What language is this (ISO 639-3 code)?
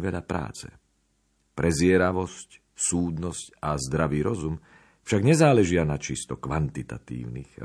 slk